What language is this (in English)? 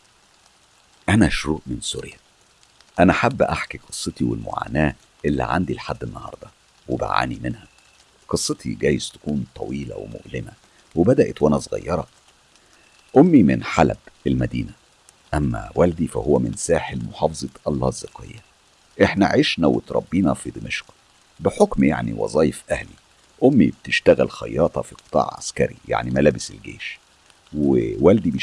Arabic